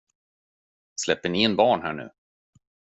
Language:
Swedish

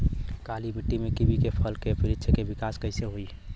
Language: Bhojpuri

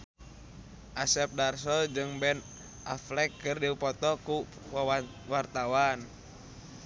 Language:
Sundanese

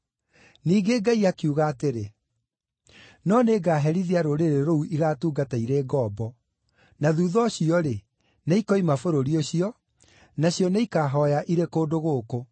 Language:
Kikuyu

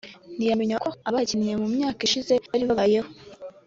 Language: Kinyarwanda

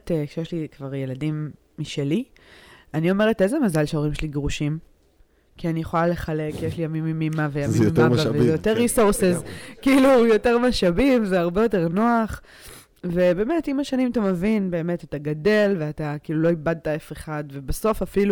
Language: Hebrew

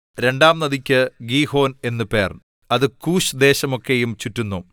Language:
Malayalam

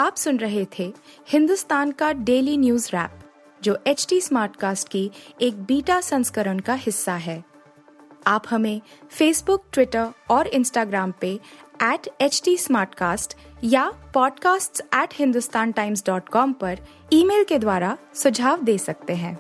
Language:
Hindi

